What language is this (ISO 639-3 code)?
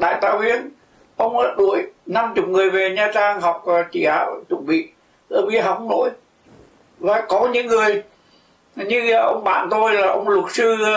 vie